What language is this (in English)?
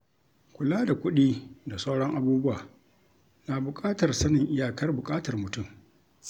Hausa